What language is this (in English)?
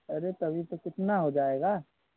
Hindi